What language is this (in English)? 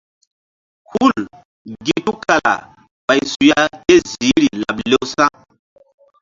Mbum